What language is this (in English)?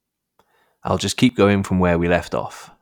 English